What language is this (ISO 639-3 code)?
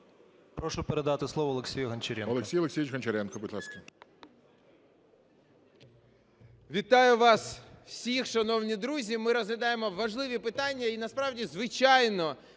ukr